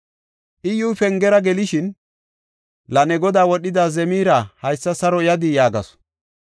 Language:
Gofa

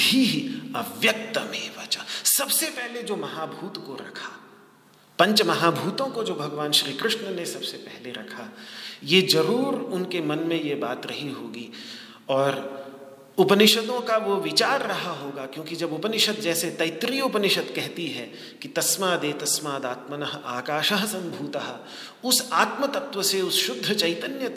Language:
Hindi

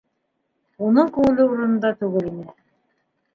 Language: Bashkir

